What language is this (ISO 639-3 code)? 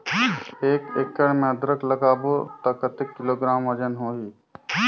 hne